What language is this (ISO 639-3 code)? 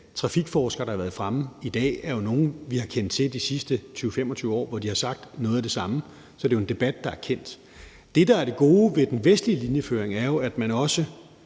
dan